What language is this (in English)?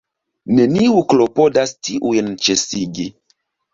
Esperanto